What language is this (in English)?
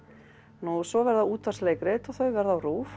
Icelandic